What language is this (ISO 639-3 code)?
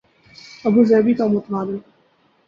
urd